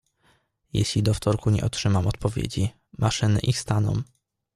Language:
Polish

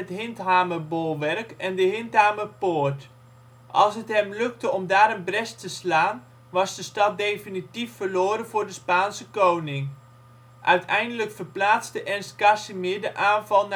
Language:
Dutch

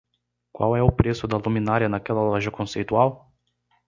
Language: Portuguese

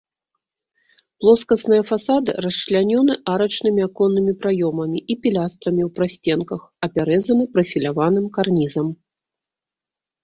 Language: Belarusian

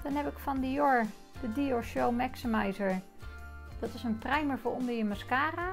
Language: Dutch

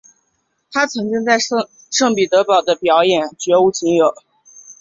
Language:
Chinese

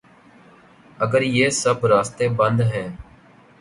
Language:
Urdu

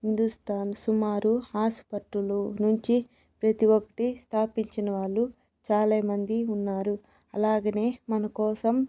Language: Telugu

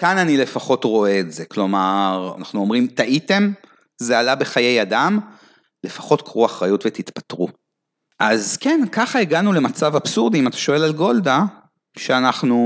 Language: Hebrew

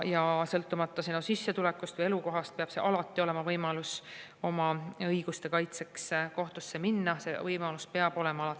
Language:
Estonian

